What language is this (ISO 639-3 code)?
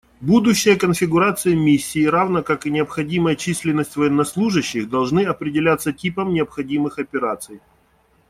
rus